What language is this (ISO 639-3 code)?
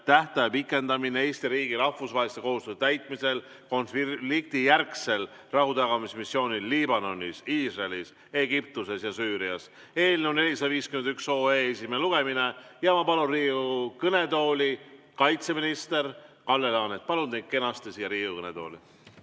est